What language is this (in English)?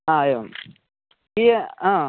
Sanskrit